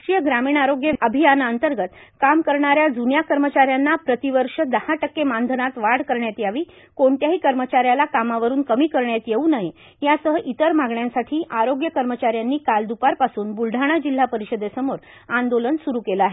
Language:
Marathi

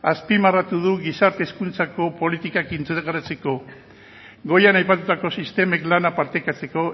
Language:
Basque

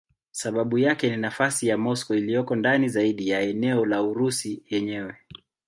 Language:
Swahili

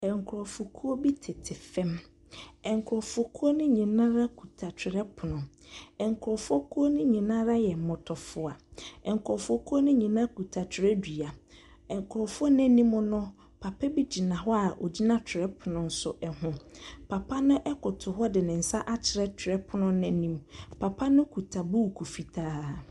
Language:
Akan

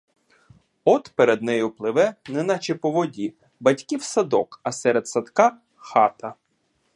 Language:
Ukrainian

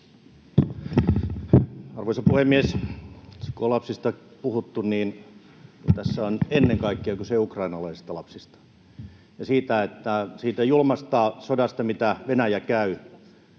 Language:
Finnish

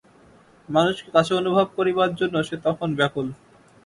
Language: Bangla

